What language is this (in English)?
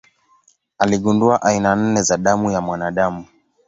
Swahili